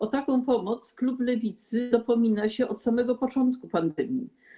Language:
Polish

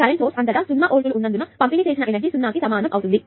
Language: Telugu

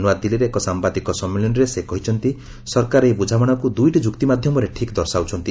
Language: Odia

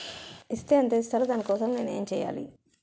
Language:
Telugu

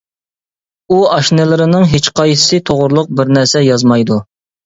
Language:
Uyghur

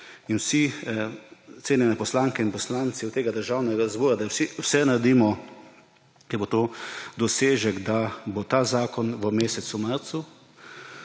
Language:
Slovenian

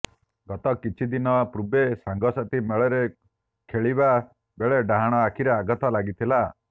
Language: Odia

